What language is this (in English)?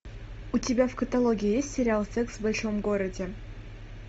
Russian